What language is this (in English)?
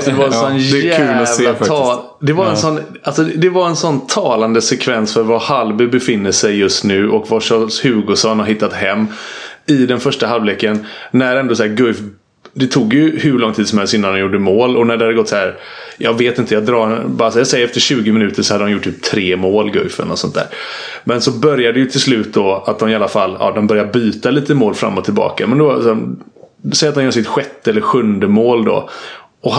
Swedish